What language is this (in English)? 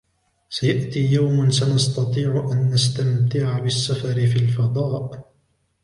Arabic